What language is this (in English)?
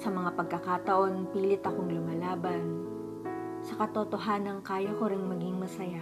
Filipino